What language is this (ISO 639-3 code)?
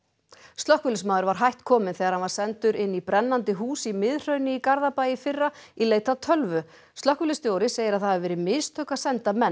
isl